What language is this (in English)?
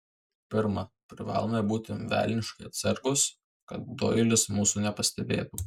Lithuanian